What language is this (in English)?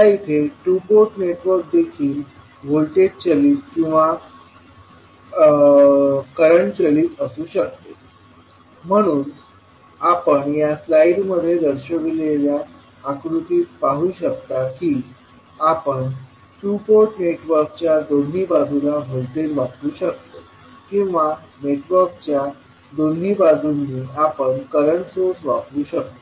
Marathi